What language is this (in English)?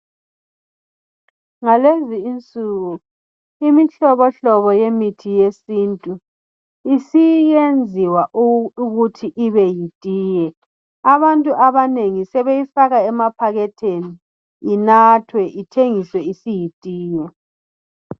North Ndebele